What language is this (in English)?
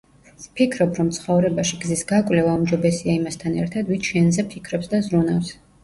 Georgian